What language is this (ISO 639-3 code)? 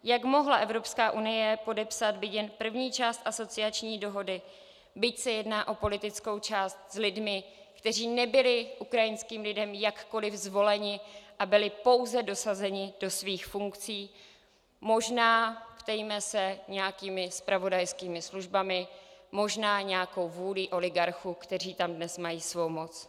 ces